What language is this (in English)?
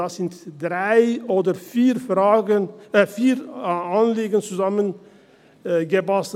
Swiss German